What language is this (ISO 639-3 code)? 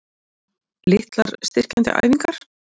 isl